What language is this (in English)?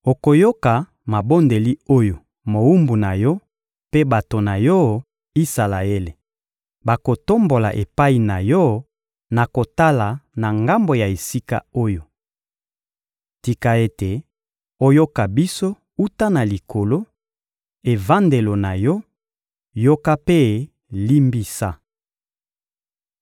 Lingala